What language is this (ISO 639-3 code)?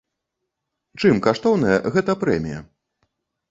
bel